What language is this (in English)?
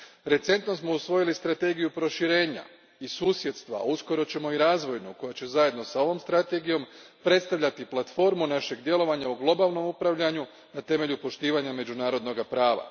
Croatian